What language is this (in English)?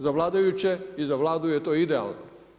Croatian